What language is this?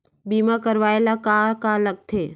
Chhattisgarhi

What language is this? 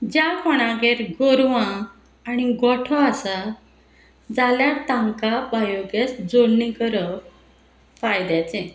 Konkani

